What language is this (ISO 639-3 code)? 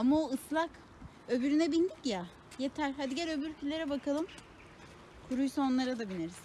tur